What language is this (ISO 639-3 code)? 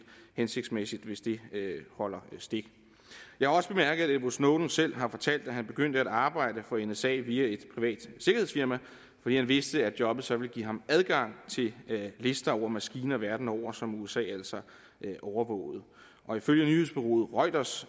dan